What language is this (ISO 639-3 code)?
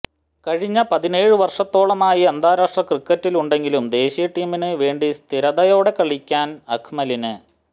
mal